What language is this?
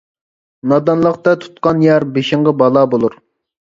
Uyghur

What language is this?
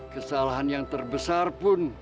Indonesian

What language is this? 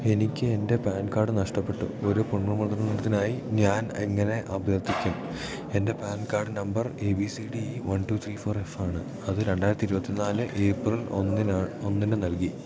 Malayalam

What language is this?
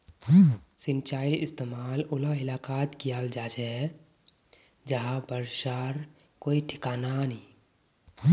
Magahi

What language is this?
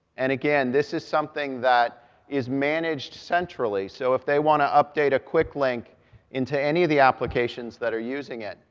English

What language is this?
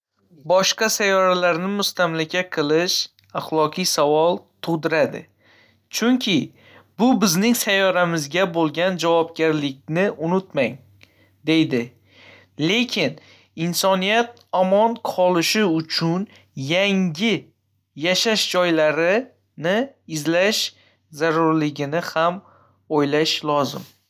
Uzbek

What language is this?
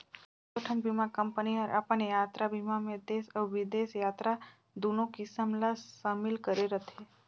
Chhattisgarhi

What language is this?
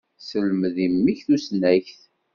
Kabyle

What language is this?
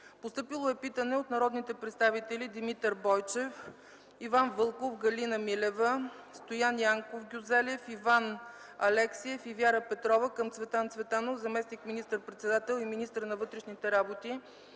Bulgarian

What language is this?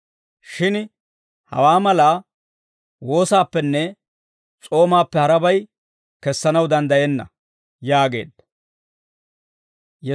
Dawro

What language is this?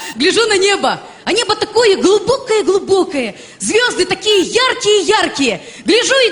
Russian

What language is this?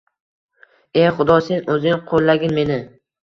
Uzbek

